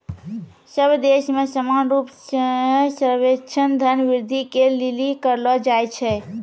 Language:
Maithili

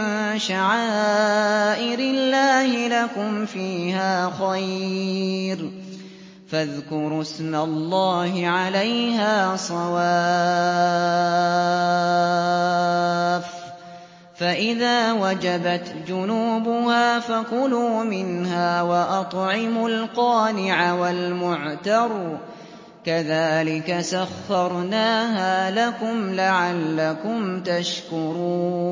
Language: Arabic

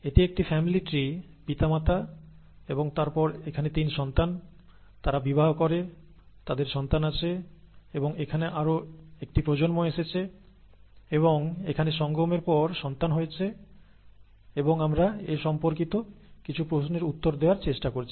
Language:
Bangla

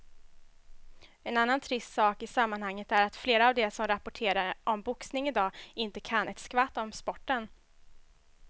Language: Swedish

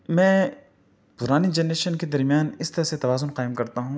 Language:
Urdu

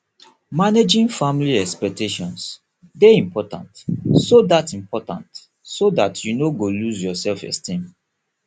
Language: Nigerian Pidgin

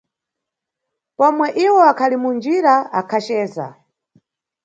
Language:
Nyungwe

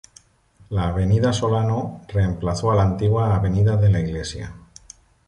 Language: Spanish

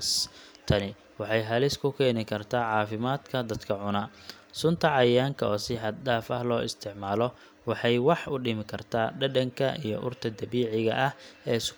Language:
Somali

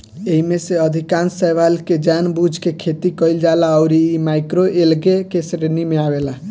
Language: Bhojpuri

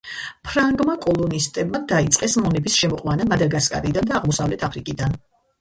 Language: Georgian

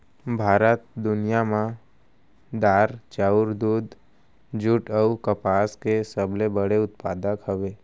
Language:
Chhattisgarhi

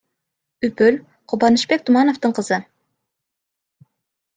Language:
Kyrgyz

